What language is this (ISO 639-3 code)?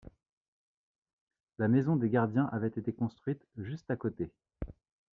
fra